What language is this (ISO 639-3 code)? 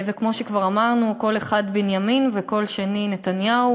heb